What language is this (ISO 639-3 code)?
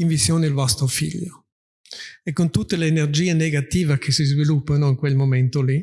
ita